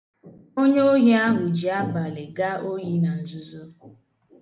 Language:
Igbo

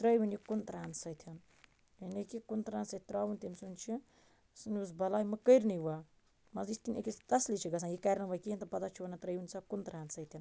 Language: Kashmiri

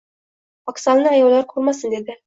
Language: Uzbek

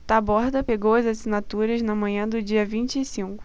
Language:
Portuguese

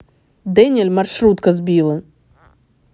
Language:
Russian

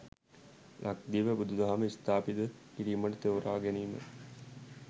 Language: Sinhala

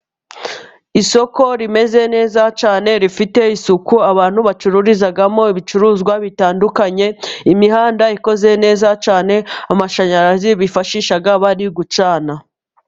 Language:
Kinyarwanda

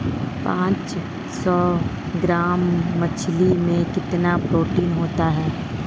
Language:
Hindi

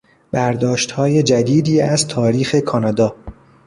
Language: Persian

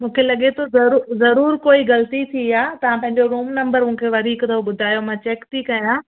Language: Sindhi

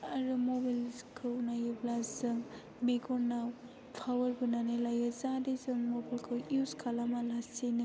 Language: Bodo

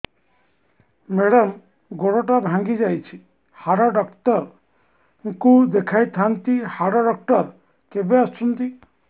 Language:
Odia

